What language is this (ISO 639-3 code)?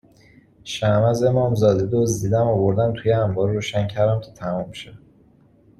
fas